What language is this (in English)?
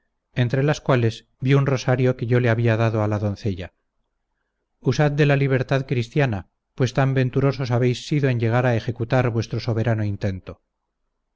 Spanish